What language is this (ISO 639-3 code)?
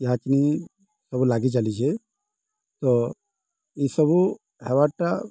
ori